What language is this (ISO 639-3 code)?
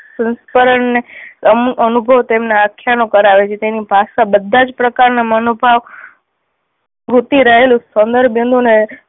guj